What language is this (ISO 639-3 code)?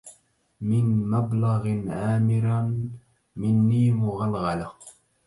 ara